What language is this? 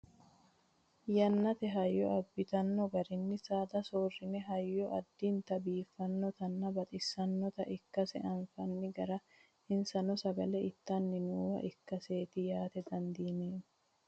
Sidamo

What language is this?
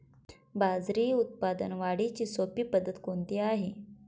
Marathi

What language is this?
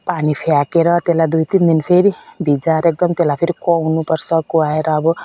Nepali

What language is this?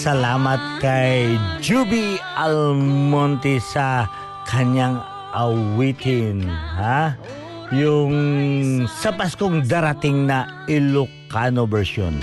Filipino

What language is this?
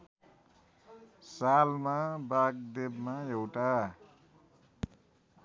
Nepali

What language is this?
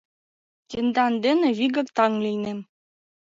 Mari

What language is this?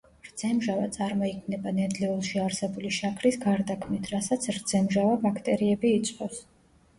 Georgian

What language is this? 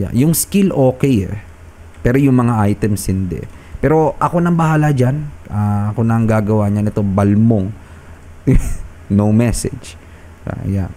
Filipino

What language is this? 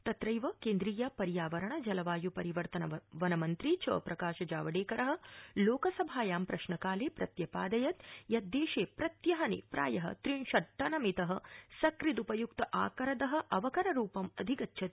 Sanskrit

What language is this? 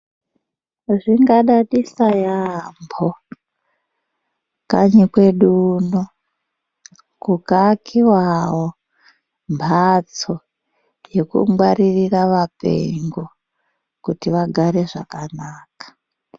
Ndau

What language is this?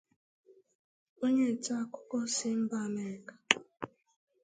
Igbo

